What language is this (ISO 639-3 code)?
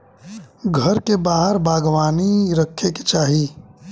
bho